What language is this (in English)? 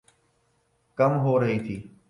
Urdu